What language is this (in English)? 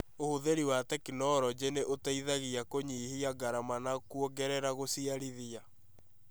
Kikuyu